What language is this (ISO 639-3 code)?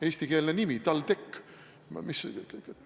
est